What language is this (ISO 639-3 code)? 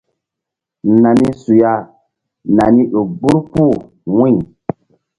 mdd